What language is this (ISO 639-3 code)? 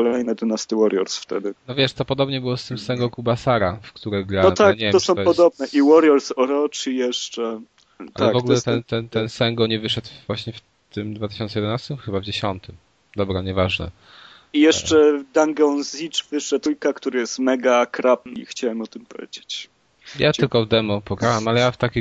pol